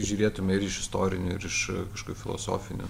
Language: Lithuanian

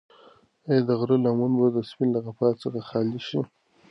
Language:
Pashto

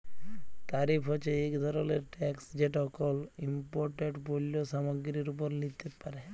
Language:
Bangla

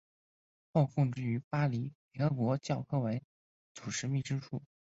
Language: Chinese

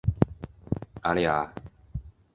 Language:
Chinese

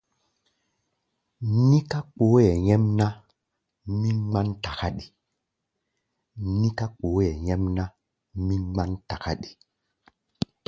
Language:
Gbaya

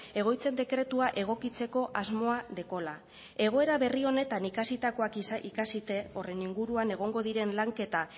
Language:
Basque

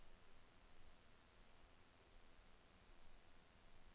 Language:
Norwegian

